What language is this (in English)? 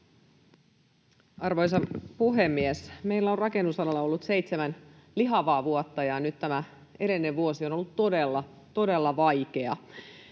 Finnish